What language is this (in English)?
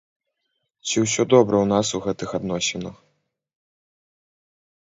Belarusian